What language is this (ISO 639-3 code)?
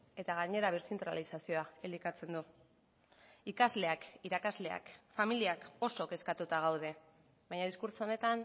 eus